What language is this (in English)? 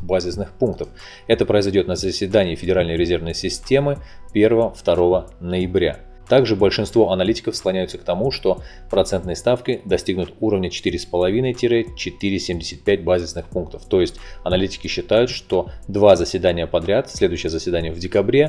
Russian